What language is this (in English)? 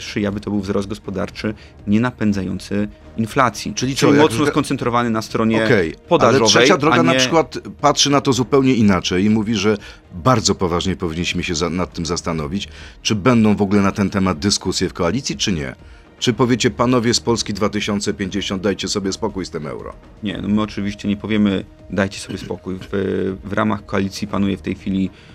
Polish